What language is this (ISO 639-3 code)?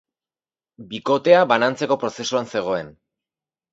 eus